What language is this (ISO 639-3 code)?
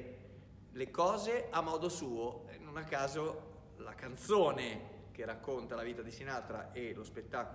ita